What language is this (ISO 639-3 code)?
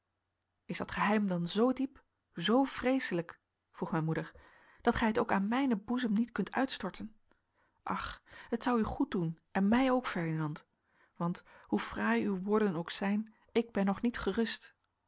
nld